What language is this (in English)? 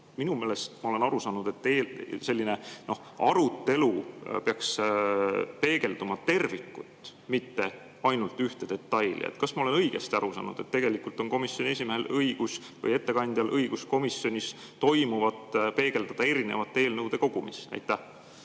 Estonian